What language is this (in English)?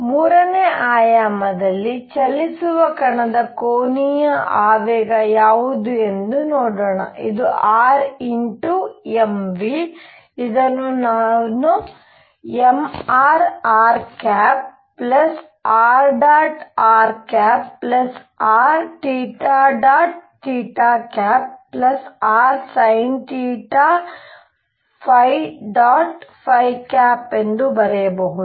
Kannada